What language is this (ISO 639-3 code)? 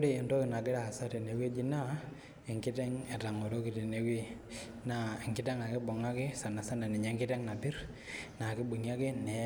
mas